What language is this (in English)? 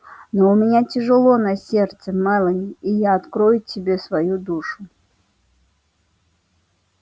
Russian